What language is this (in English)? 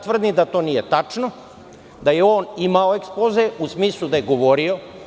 Serbian